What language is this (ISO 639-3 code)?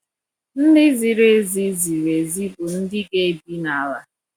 ibo